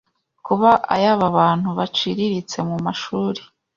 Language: Kinyarwanda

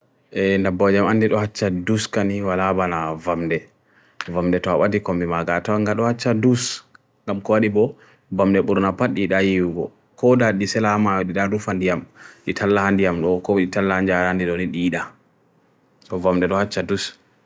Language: Bagirmi Fulfulde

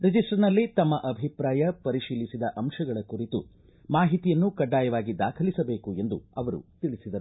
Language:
Kannada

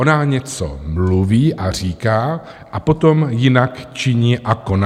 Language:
Czech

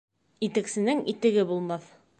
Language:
Bashkir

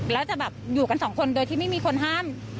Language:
Thai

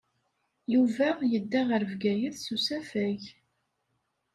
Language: Kabyle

